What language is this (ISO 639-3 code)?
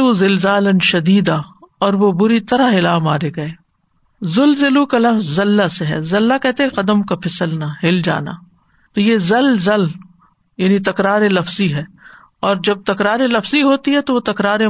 urd